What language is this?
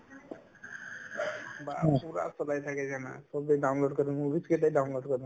Assamese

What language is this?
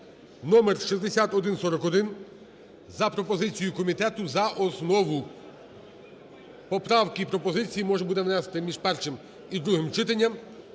Ukrainian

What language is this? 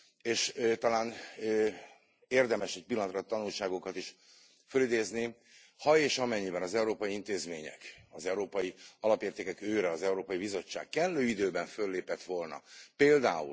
Hungarian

